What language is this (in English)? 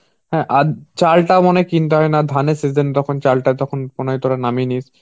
Bangla